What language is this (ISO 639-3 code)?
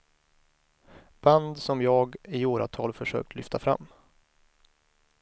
swe